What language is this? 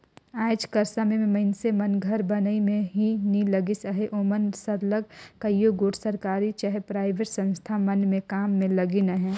Chhattisgarhi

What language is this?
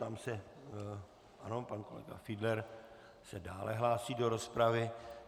Czech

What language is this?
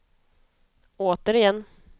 Swedish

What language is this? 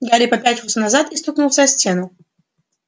Russian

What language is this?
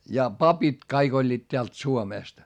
Finnish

